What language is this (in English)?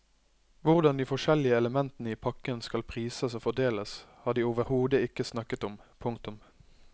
Norwegian